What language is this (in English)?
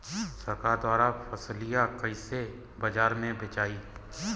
Bhojpuri